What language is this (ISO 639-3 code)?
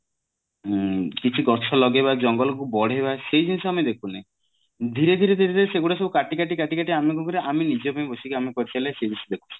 ori